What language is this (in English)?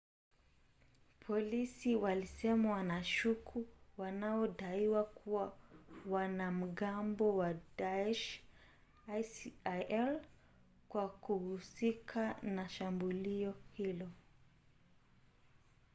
Swahili